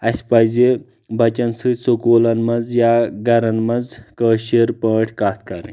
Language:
Kashmiri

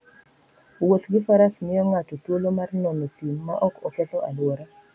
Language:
Luo (Kenya and Tanzania)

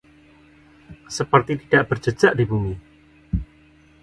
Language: Indonesian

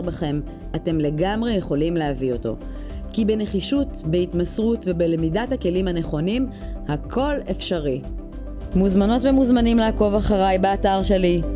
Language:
Hebrew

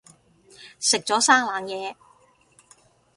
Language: Cantonese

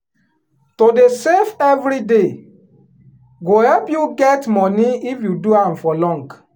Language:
Nigerian Pidgin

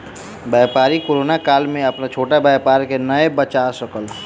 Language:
Maithili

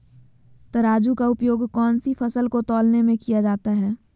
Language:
Magahi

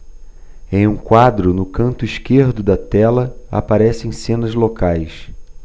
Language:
Portuguese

